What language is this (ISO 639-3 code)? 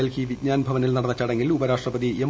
mal